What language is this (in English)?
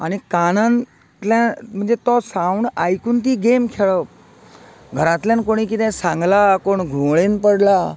Konkani